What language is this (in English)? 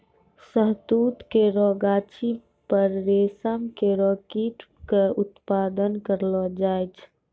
Maithili